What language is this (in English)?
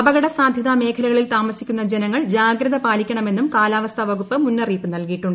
Malayalam